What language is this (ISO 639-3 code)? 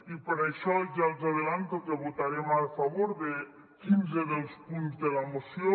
cat